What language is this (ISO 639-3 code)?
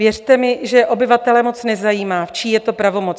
ces